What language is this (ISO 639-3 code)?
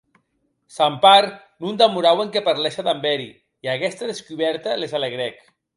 oci